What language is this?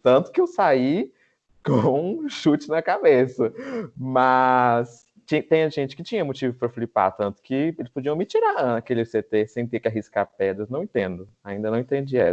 Portuguese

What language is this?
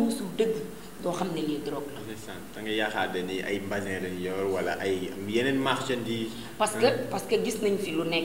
French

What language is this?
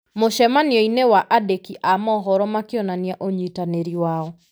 Kikuyu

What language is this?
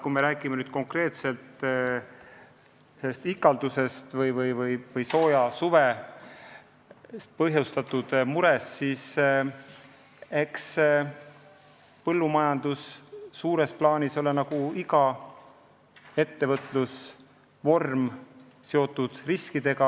Estonian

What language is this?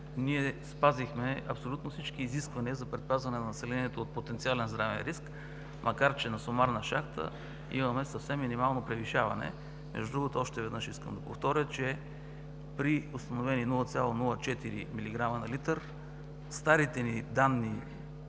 Bulgarian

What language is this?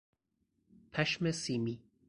Persian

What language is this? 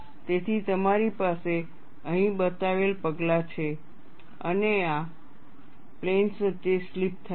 Gujarati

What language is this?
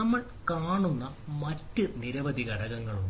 Malayalam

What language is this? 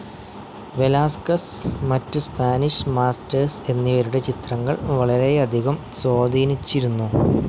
Malayalam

